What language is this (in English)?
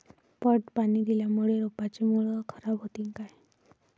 Marathi